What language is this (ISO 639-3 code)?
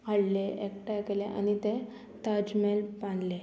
kok